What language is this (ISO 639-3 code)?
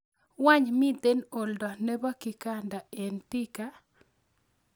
kln